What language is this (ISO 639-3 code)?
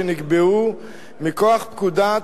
heb